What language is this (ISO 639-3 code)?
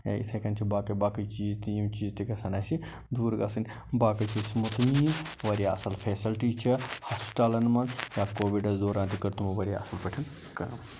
kas